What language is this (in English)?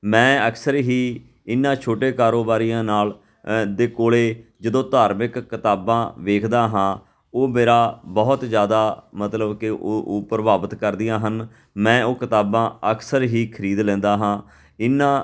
Punjabi